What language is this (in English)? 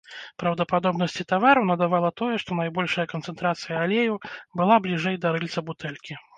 Belarusian